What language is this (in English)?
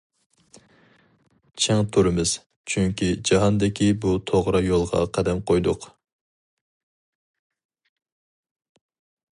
Uyghur